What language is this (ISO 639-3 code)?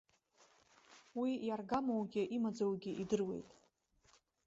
abk